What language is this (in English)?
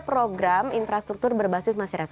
Indonesian